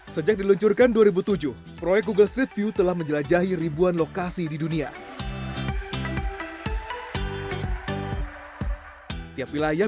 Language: Indonesian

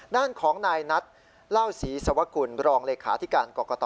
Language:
Thai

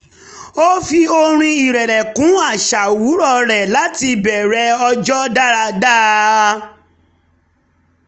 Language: Yoruba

